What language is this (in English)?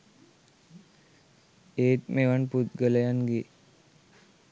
Sinhala